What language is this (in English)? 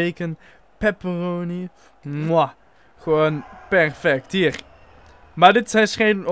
Dutch